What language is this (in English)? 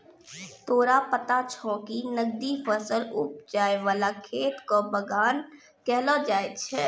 Maithili